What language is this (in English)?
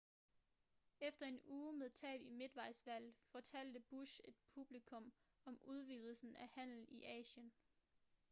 Danish